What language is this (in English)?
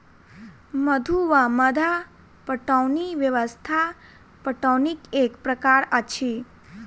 Maithili